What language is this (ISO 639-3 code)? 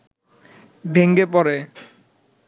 ben